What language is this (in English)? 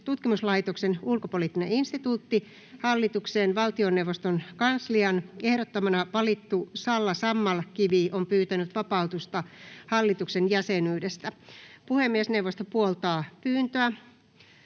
Finnish